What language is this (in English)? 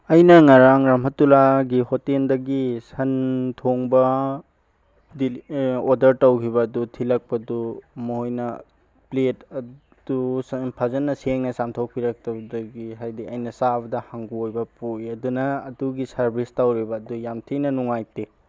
Manipuri